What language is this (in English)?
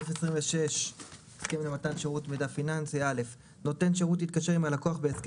Hebrew